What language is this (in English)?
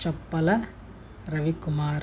Telugu